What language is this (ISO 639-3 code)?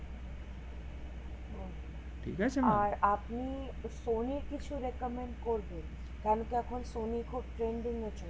ben